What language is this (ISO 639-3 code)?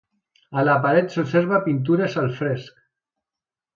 cat